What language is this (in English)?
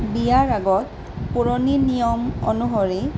Assamese